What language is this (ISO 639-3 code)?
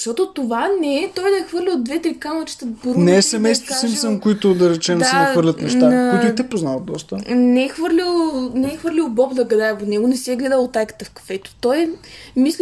bul